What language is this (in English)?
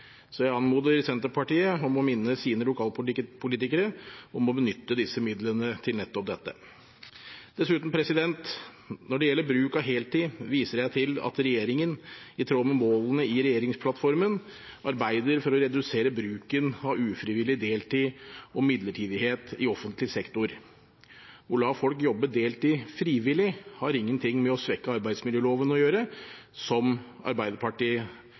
Norwegian Bokmål